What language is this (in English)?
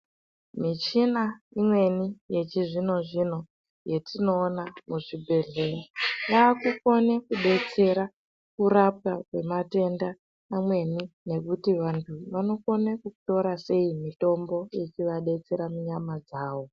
Ndau